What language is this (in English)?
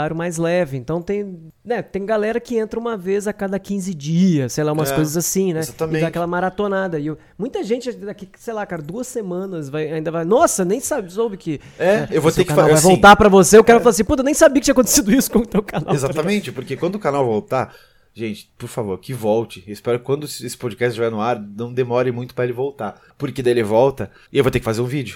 Portuguese